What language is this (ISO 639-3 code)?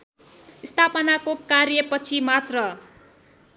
nep